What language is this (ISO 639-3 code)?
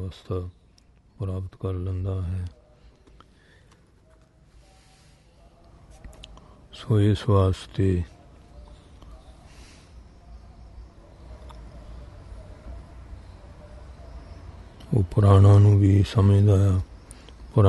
tur